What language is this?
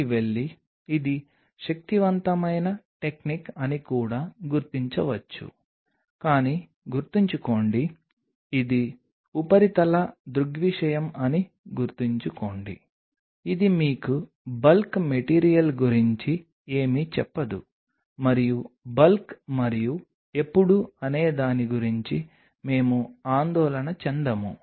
Telugu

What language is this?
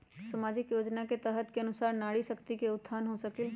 Magahi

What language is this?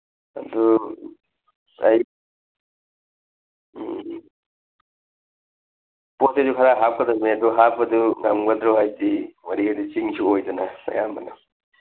Manipuri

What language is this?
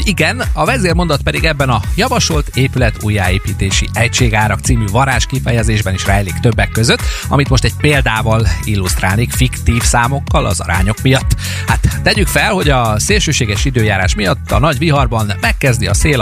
Hungarian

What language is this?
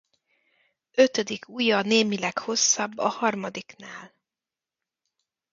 Hungarian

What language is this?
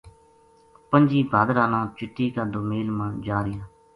Gujari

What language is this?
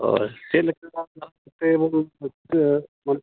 Santali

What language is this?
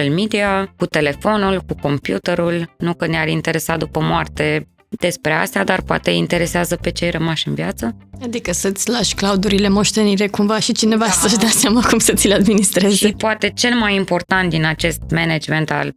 Romanian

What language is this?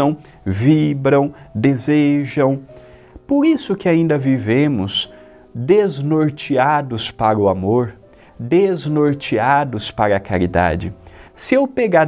Portuguese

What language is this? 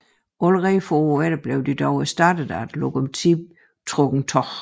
Danish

